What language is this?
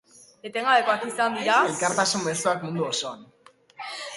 Basque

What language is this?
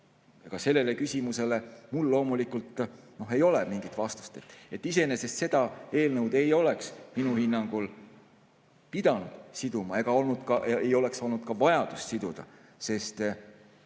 Estonian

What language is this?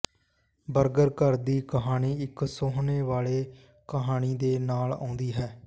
Punjabi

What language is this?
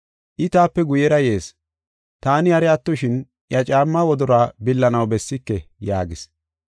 Gofa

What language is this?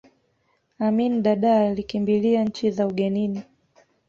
Swahili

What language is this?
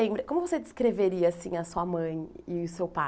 Portuguese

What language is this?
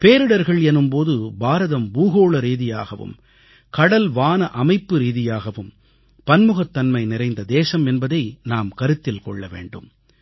Tamil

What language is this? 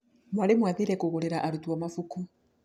Kikuyu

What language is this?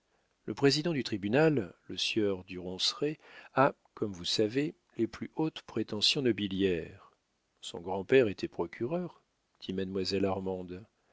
French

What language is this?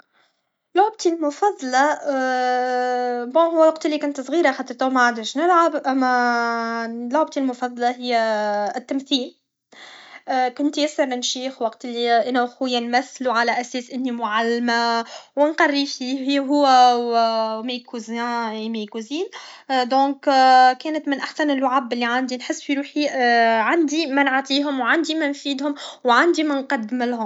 Tunisian Arabic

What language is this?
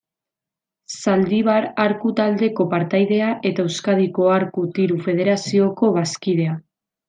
Basque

